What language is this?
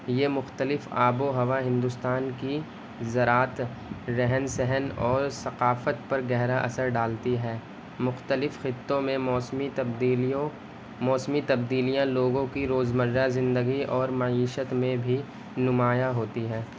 Urdu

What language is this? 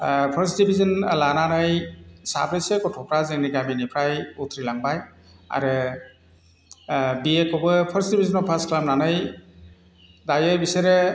Bodo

